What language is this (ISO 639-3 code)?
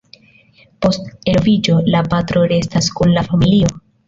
epo